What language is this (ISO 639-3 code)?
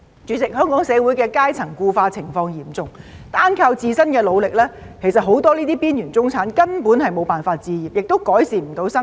yue